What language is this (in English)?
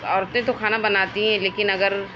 Urdu